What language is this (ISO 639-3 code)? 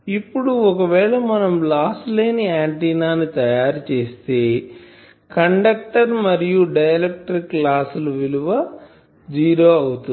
tel